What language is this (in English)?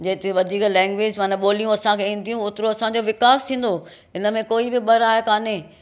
Sindhi